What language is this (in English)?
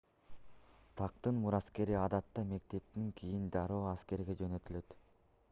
Kyrgyz